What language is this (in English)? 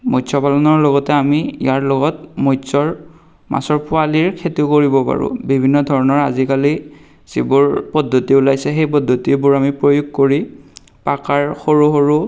Assamese